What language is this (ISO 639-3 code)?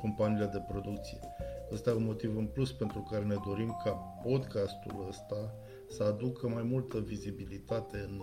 ron